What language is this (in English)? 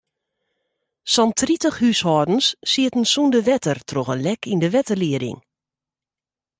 Western Frisian